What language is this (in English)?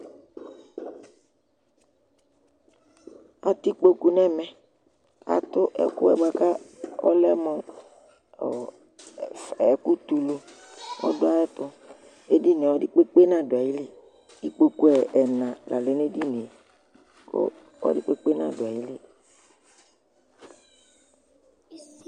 Ikposo